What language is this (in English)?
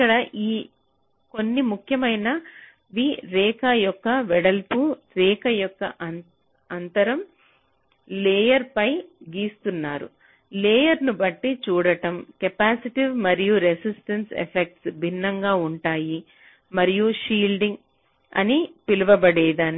Telugu